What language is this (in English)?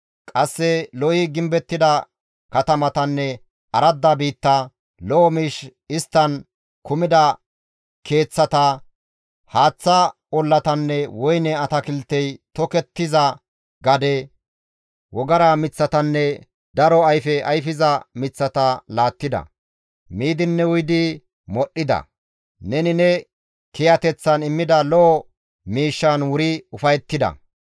Gamo